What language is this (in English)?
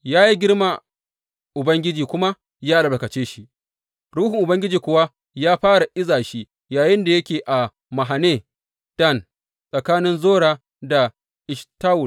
Hausa